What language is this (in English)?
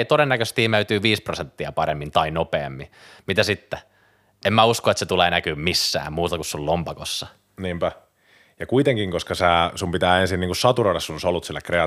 Finnish